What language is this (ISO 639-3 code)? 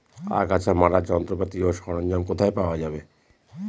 ben